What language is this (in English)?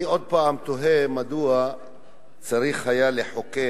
Hebrew